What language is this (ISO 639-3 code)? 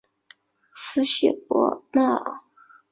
zho